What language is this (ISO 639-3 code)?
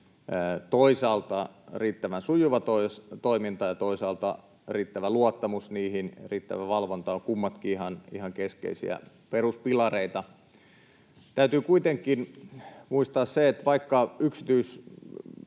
fin